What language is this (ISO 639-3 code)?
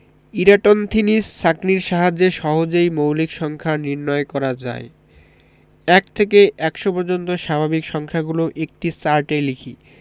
ben